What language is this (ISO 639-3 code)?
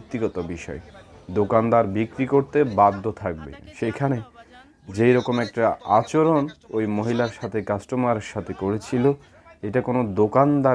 ben